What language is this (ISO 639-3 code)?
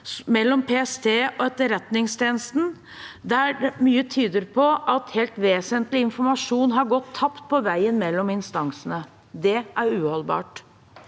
nor